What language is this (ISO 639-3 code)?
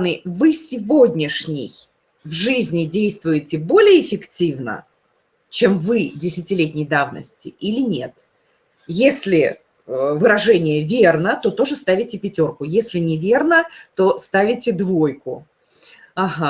rus